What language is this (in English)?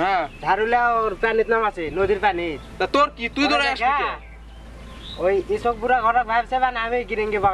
Bangla